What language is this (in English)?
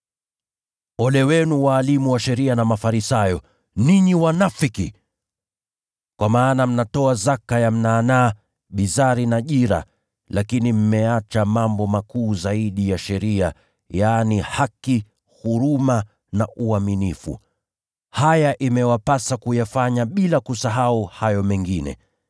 Swahili